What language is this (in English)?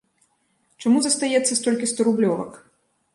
Belarusian